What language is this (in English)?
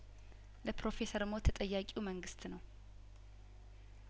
Amharic